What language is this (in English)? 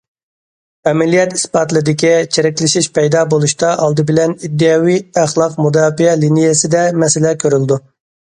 Uyghur